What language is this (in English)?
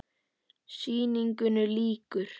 Icelandic